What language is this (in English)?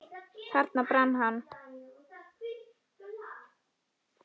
Icelandic